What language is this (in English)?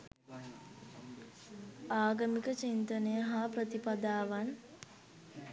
Sinhala